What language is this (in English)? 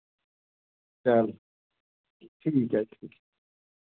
Dogri